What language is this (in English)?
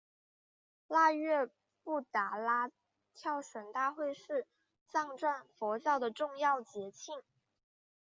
Chinese